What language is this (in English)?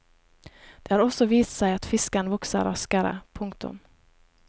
Norwegian